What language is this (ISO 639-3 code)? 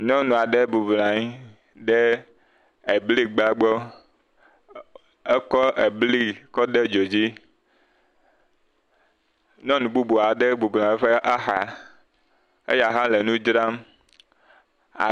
ewe